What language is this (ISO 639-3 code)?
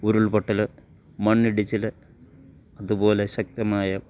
mal